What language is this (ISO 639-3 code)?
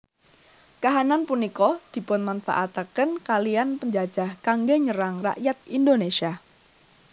jav